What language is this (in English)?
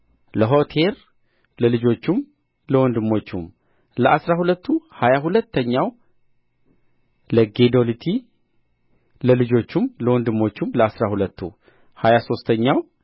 Amharic